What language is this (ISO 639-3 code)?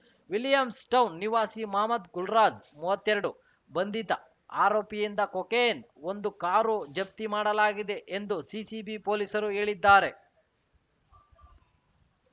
kan